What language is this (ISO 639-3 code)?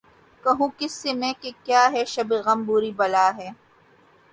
urd